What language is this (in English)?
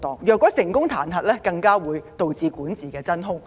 Cantonese